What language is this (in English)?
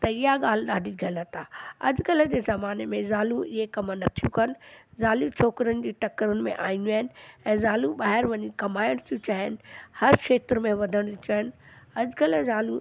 Sindhi